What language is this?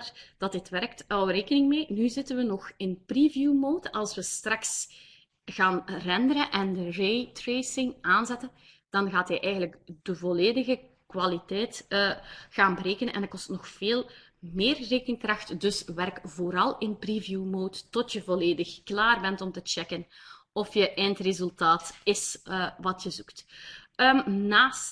Dutch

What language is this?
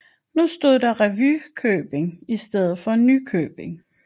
Danish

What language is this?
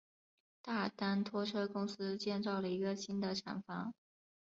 Chinese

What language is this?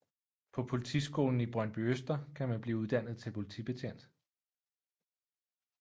Danish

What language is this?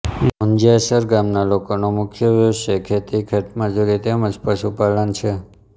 Gujarati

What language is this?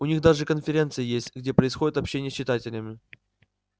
Russian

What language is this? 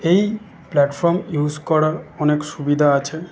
Bangla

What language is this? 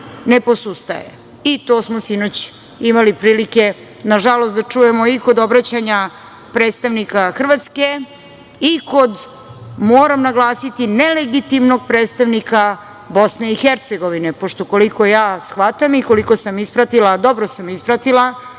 Serbian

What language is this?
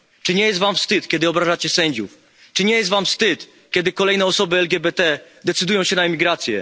Polish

